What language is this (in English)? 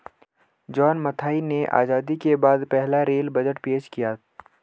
Hindi